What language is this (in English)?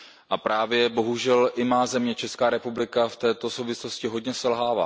Czech